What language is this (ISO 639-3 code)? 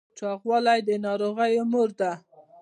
pus